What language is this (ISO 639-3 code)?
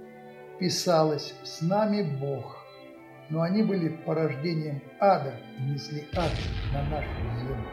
rus